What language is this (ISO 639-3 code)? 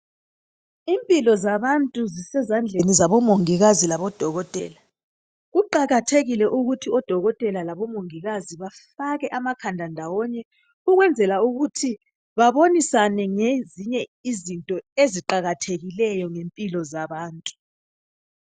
nde